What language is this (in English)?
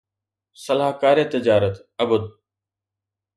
Sindhi